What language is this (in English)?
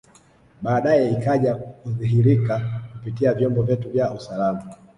Swahili